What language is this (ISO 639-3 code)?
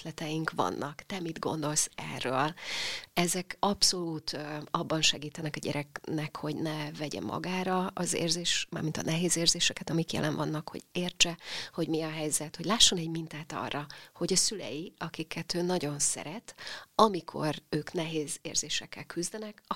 hun